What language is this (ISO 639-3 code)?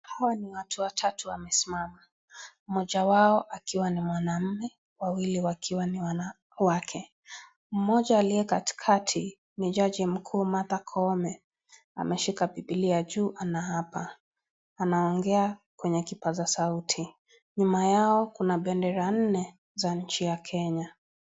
swa